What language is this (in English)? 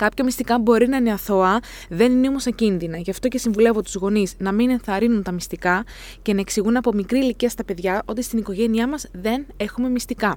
Greek